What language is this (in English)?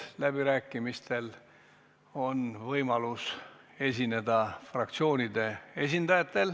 Estonian